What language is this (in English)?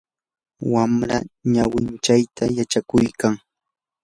Yanahuanca Pasco Quechua